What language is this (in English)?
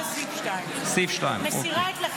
Hebrew